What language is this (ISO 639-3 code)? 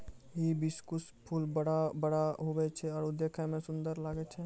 mai